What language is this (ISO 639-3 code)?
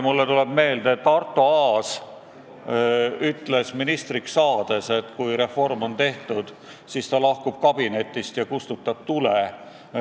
est